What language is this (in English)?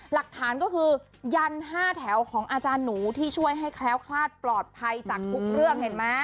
Thai